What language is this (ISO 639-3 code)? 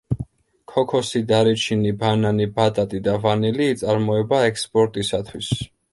kat